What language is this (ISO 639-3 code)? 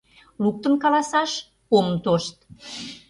chm